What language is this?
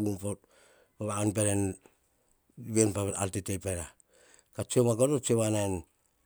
Hahon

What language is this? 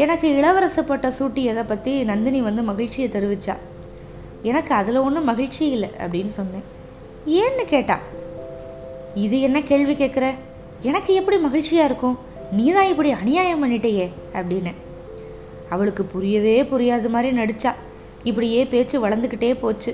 Tamil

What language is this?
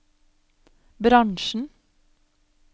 Norwegian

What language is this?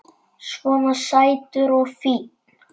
Icelandic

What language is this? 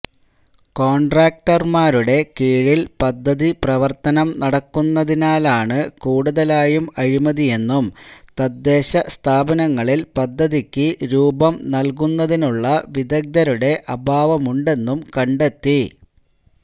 Malayalam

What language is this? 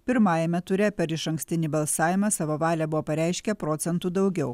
Lithuanian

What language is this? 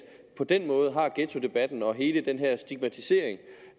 Danish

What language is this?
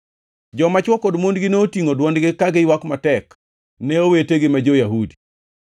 Luo (Kenya and Tanzania)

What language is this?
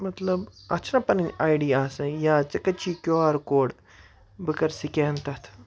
Kashmiri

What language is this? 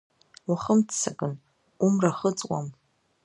Abkhazian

